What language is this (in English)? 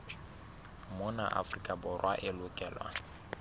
Southern Sotho